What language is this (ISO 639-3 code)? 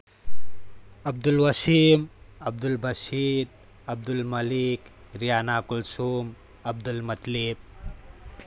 mni